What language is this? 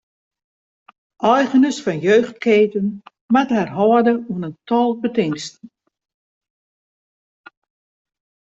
Western Frisian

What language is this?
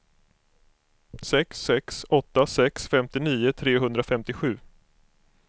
Swedish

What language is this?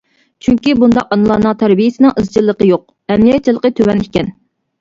Uyghur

